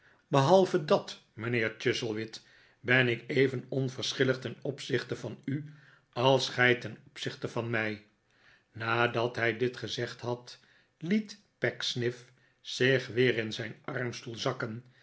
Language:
Dutch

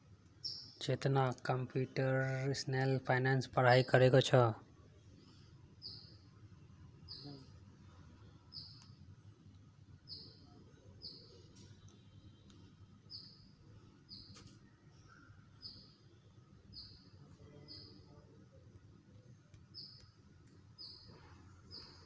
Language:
Magahi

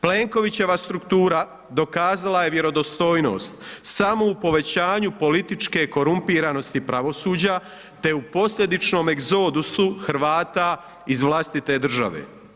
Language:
Croatian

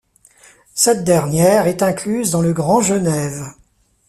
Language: French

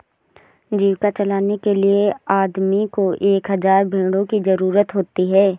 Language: Hindi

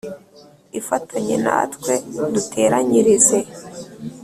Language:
Kinyarwanda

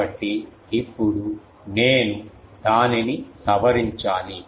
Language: Telugu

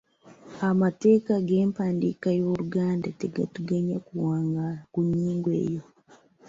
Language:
Ganda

